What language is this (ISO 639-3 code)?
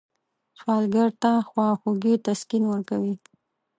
pus